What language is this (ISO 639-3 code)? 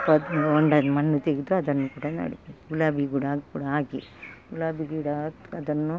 kan